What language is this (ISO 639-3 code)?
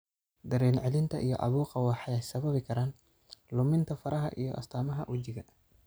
som